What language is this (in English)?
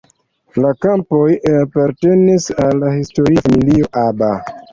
Esperanto